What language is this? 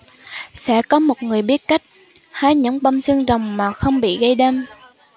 Vietnamese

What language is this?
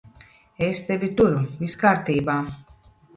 Latvian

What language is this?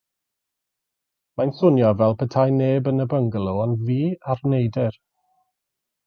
Welsh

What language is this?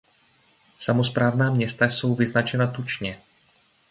Czech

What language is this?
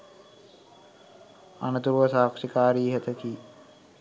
Sinhala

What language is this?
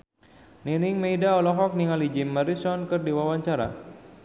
Sundanese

